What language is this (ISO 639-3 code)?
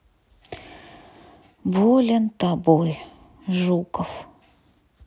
rus